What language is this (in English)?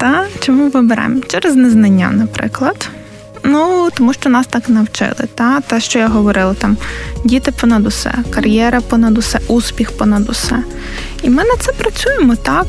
Ukrainian